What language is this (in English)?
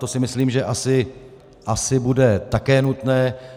Czech